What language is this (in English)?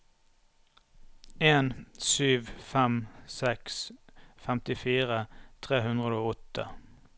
Norwegian